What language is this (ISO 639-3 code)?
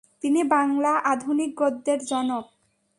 ben